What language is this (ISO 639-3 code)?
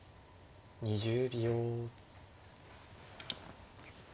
jpn